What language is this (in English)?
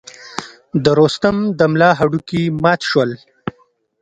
Pashto